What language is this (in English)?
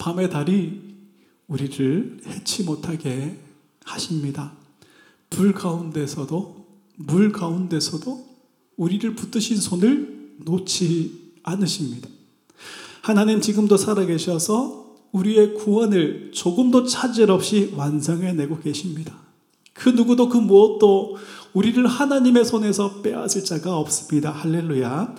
Korean